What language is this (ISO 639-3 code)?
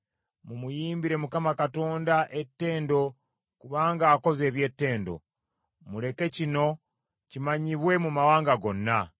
lug